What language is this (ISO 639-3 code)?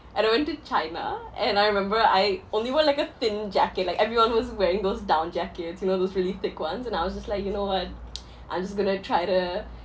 eng